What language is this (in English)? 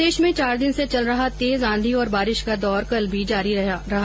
Hindi